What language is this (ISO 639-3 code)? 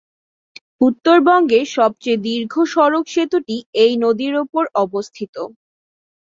ben